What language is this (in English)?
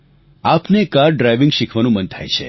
Gujarati